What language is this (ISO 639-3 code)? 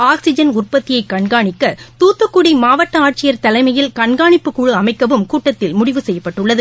tam